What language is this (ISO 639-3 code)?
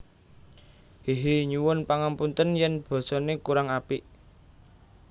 jav